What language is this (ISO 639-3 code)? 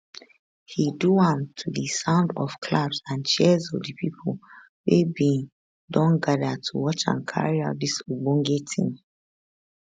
pcm